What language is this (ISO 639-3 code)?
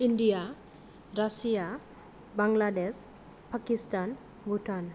brx